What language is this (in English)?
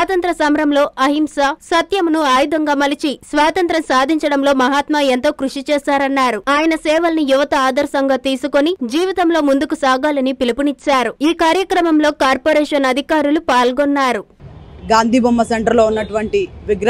Telugu